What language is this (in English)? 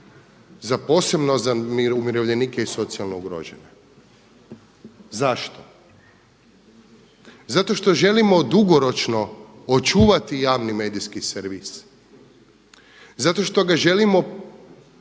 Croatian